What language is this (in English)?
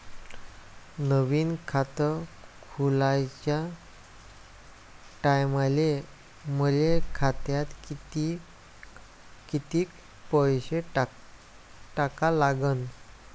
Marathi